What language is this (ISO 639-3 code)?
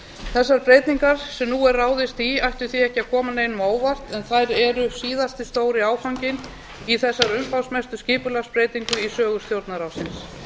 isl